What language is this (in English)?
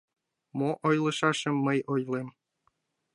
Mari